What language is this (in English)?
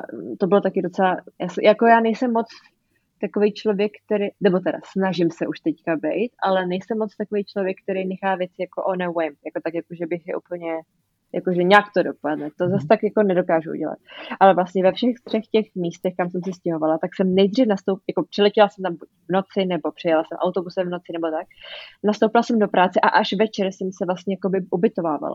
Czech